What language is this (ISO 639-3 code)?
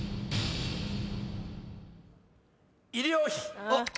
jpn